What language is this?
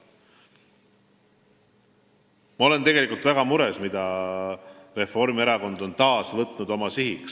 Estonian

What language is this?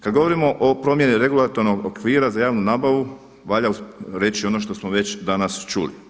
Croatian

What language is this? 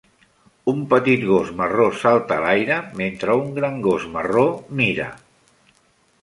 Catalan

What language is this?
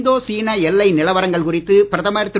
Tamil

